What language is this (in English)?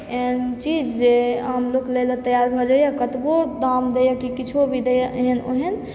Maithili